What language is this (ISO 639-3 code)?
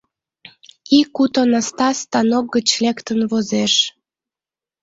chm